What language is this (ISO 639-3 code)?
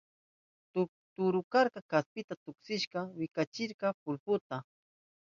qup